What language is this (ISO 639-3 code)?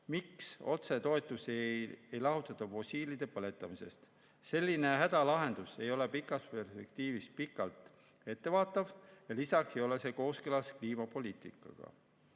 est